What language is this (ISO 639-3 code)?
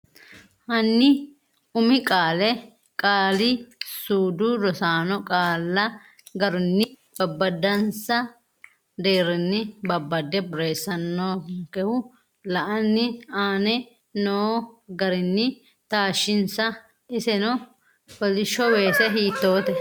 sid